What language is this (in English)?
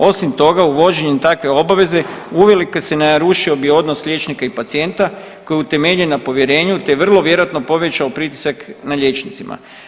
Croatian